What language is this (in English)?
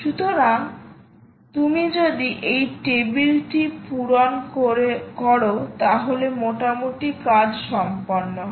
Bangla